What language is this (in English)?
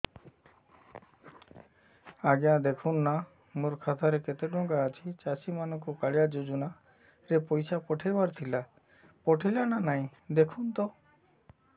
Odia